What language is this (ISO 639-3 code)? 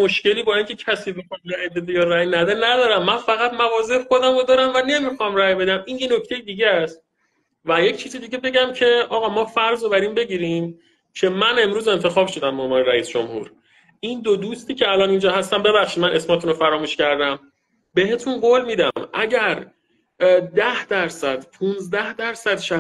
fas